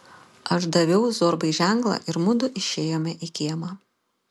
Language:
Lithuanian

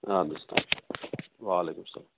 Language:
Kashmiri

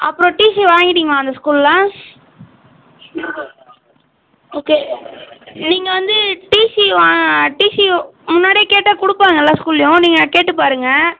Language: Tamil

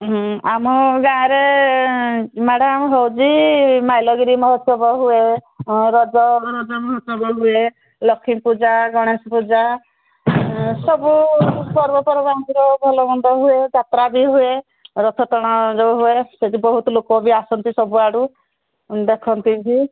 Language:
Odia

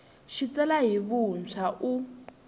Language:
Tsonga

